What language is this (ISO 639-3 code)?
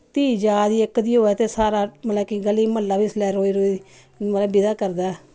doi